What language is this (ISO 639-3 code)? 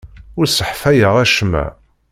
kab